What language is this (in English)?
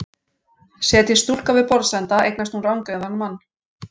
Icelandic